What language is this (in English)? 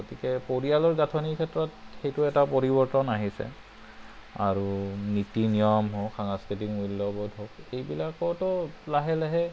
Assamese